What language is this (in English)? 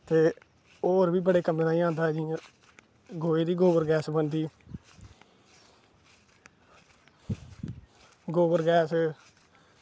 Dogri